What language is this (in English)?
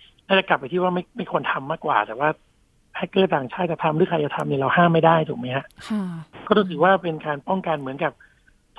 Thai